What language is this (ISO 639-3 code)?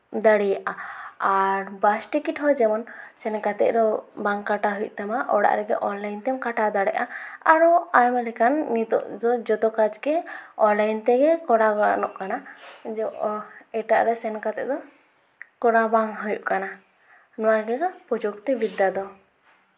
sat